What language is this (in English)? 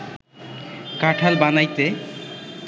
Bangla